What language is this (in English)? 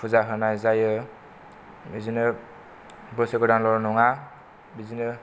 Bodo